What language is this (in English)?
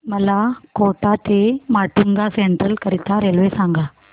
Marathi